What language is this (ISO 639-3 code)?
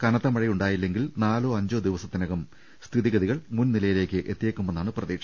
mal